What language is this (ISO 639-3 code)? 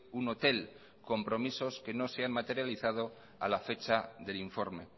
spa